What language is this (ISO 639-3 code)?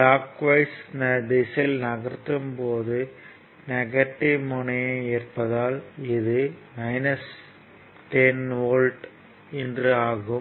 tam